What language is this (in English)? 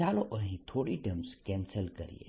Gujarati